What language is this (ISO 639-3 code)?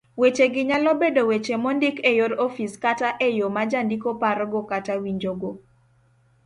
luo